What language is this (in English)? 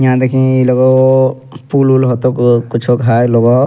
Angika